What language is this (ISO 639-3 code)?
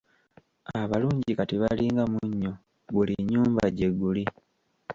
lug